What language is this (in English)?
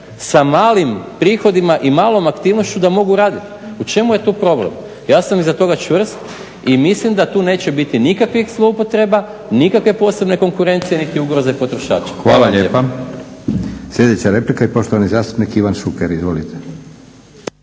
Croatian